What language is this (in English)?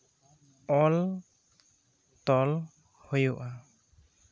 Santali